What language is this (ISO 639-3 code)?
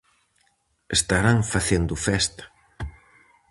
glg